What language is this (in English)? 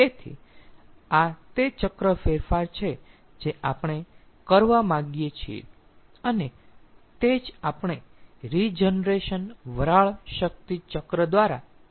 Gujarati